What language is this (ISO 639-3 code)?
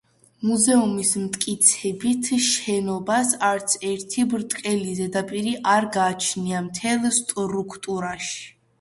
kat